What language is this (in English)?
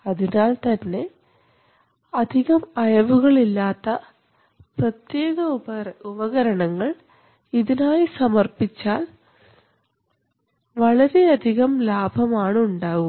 Malayalam